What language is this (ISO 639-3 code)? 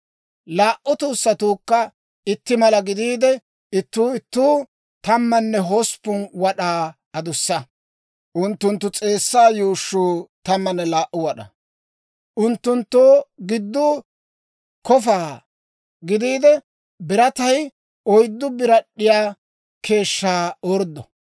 dwr